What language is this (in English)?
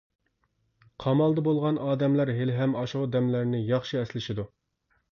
Uyghur